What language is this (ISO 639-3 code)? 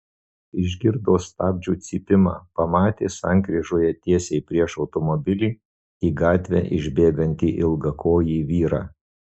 lit